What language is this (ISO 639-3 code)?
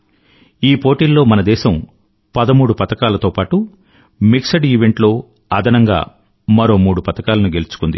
tel